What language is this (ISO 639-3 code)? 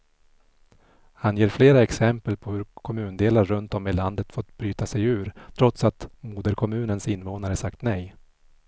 swe